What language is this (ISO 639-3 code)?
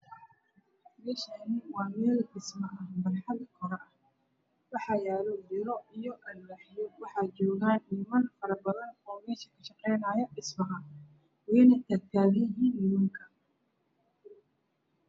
som